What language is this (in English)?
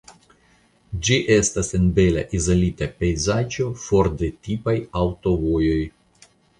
Esperanto